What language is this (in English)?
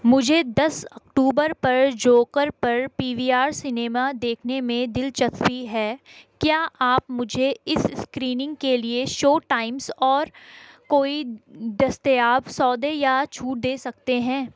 Urdu